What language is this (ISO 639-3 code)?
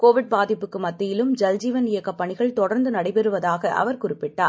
tam